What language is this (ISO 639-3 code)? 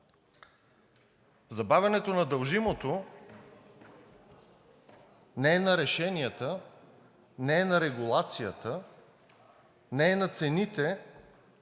bul